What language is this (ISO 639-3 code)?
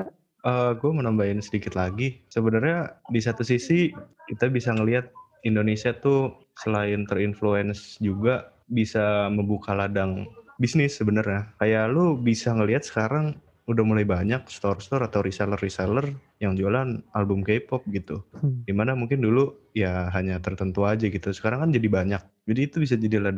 ind